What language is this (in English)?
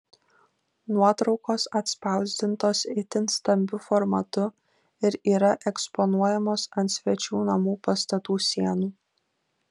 Lithuanian